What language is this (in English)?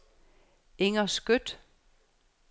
Danish